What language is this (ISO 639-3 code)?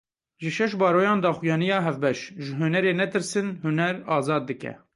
kur